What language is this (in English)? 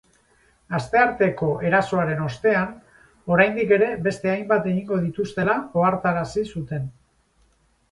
Basque